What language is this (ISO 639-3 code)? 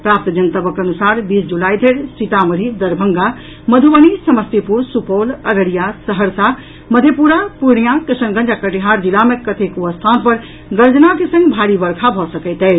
mai